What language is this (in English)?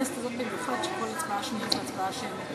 Hebrew